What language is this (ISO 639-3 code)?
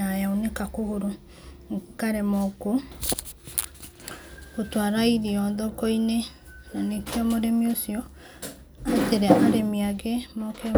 kik